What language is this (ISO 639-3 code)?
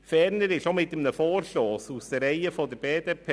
gsw